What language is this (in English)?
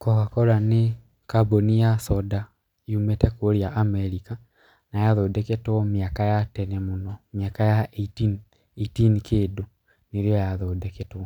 Kikuyu